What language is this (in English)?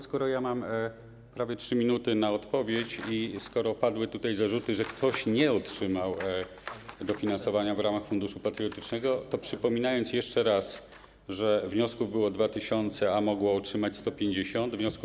Polish